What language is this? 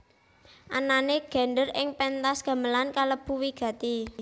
Javanese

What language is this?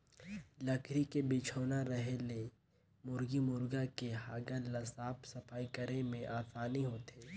Chhattisgarhi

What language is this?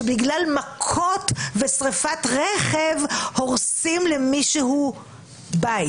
Hebrew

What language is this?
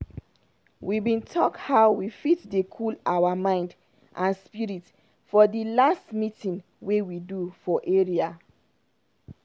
Nigerian Pidgin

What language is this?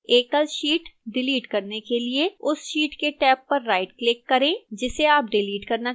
Hindi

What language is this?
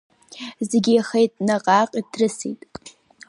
Abkhazian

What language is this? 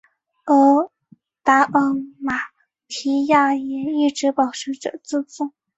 Chinese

